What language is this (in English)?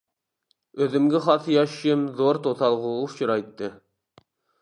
Uyghur